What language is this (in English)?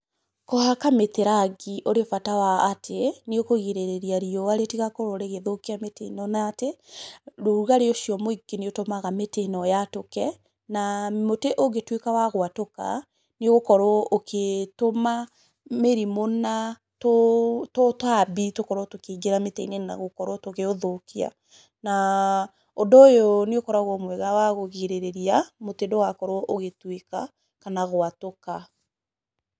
Kikuyu